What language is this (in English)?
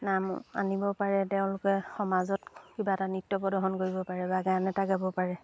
Assamese